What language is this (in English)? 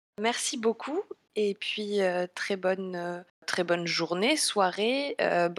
French